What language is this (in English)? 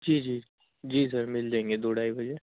Urdu